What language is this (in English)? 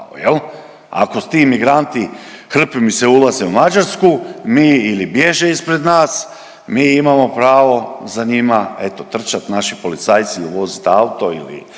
Croatian